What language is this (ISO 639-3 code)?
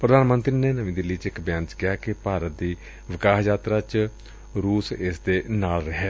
pan